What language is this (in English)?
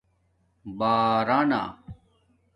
Domaaki